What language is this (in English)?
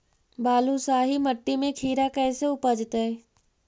Magahi